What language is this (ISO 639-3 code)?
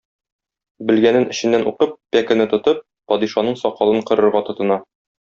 tat